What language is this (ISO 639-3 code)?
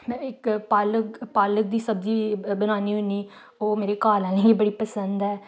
doi